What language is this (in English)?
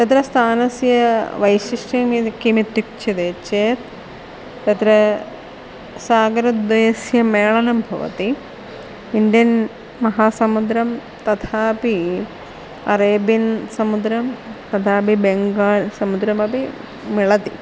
Sanskrit